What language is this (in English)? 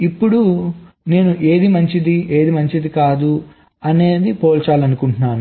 Telugu